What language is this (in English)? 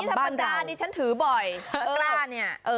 Thai